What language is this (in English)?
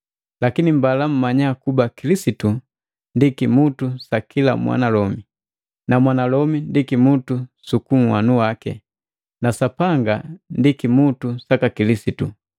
Matengo